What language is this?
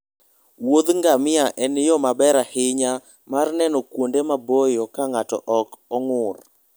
Luo (Kenya and Tanzania)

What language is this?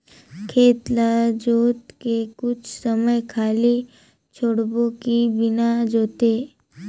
Chhattisgarhi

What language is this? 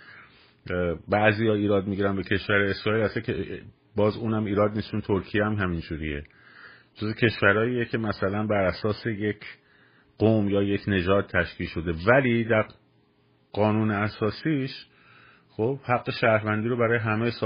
Persian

